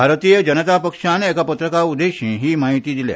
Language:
Konkani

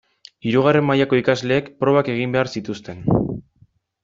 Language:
Basque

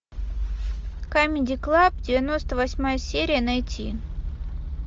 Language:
Russian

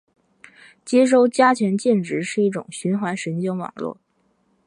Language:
Chinese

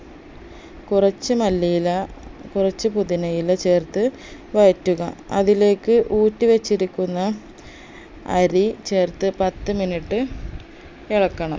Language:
Malayalam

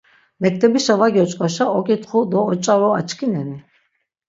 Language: Laz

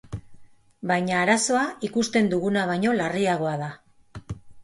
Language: Basque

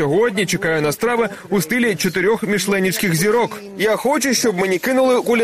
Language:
Ukrainian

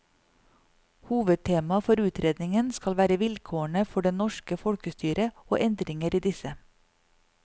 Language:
Norwegian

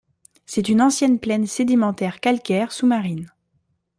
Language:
French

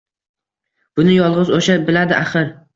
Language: Uzbek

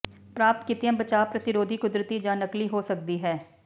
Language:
Punjabi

